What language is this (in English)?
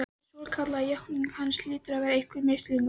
Icelandic